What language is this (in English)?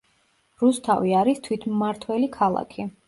Georgian